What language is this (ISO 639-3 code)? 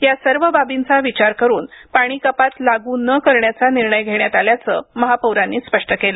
mar